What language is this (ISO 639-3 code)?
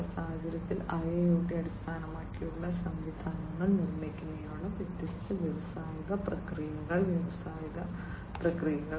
mal